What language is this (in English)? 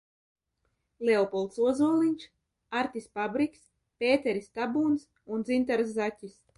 Latvian